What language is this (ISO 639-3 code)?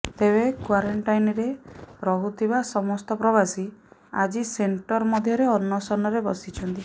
ori